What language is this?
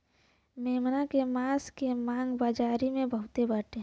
Bhojpuri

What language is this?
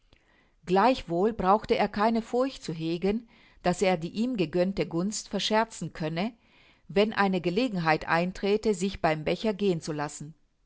German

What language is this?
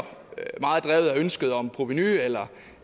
Danish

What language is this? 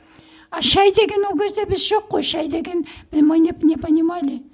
Kazakh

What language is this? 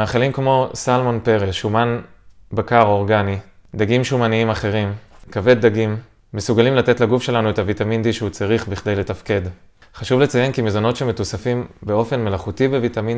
Hebrew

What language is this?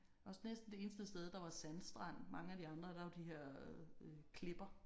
Danish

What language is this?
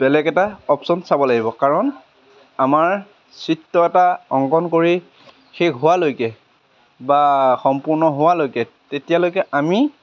Assamese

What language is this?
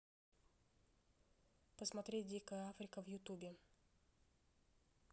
Russian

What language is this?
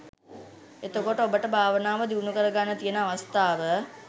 Sinhala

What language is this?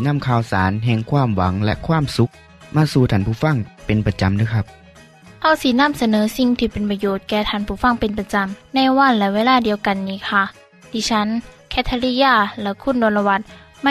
Thai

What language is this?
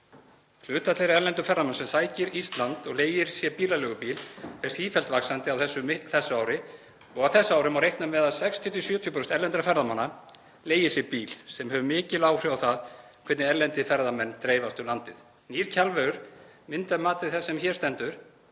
Icelandic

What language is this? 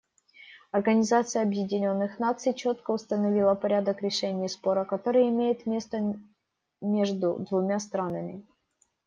Russian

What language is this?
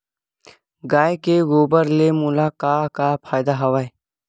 Chhattisgarhi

